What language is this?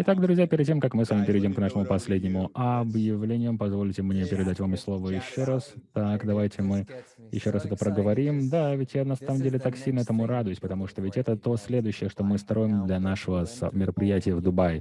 Russian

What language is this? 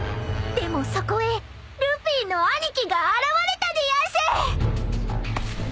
Japanese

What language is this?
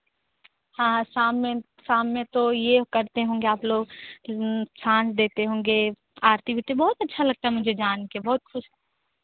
Hindi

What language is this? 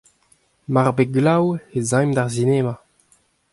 Breton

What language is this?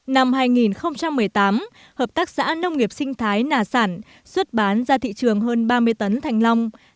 Vietnamese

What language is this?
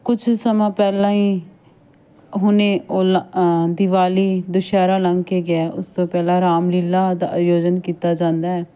Punjabi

